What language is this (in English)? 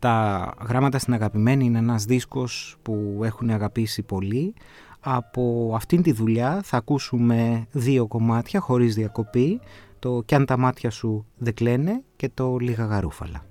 Greek